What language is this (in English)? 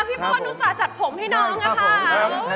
Thai